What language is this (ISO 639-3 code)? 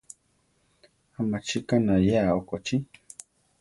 tar